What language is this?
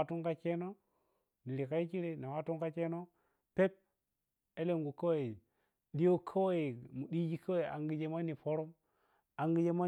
Piya-Kwonci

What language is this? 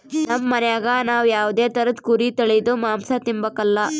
Kannada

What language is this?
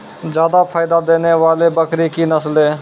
Maithili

